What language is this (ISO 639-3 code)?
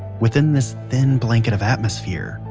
eng